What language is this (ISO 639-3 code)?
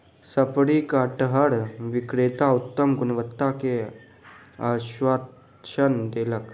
mai